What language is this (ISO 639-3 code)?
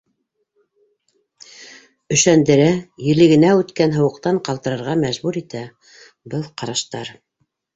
bak